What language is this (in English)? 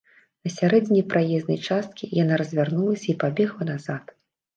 Belarusian